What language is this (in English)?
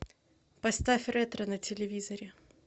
Russian